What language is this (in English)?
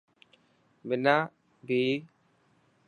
Dhatki